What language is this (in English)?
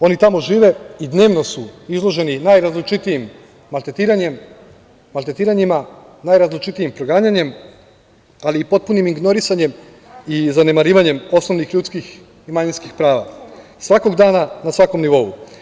Serbian